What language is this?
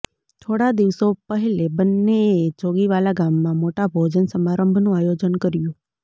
Gujarati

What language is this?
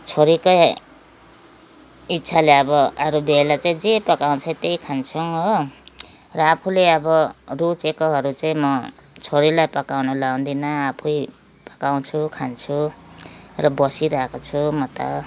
Nepali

